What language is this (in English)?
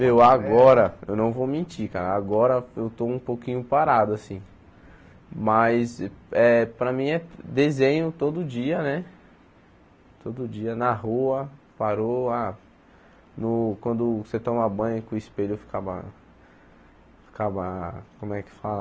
Portuguese